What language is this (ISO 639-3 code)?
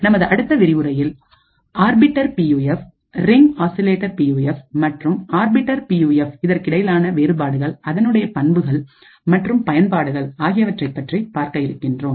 tam